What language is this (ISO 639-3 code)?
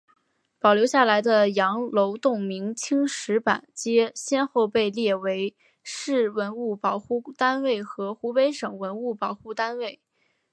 zho